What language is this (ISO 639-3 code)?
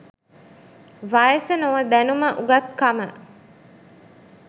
sin